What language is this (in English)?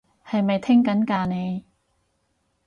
Cantonese